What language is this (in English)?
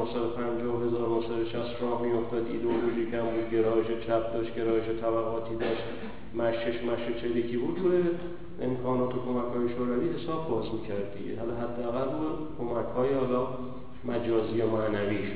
Persian